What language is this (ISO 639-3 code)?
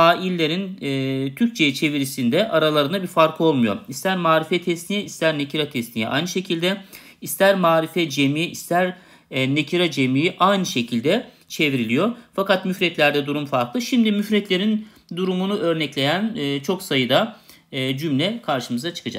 tur